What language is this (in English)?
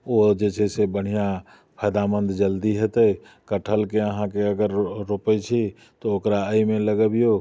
Maithili